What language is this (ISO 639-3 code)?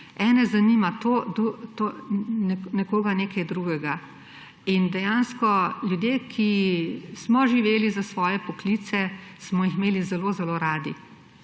slv